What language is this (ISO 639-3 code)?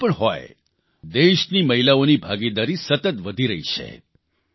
guj